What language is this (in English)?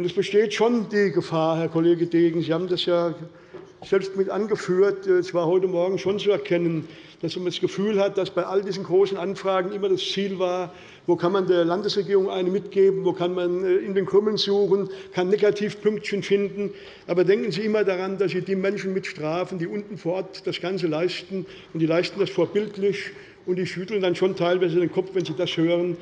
German